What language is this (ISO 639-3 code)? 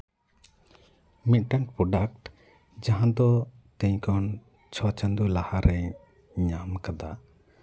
sat